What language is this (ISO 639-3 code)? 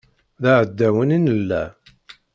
kab